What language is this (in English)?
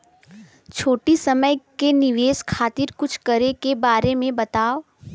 Bhojpuri